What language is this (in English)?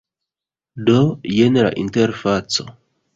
Esperanto